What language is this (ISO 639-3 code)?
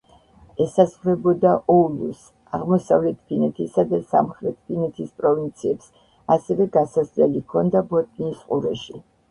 kat